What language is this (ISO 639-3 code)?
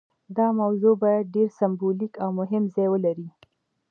pus